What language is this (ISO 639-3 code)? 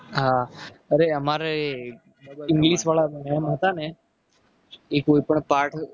guj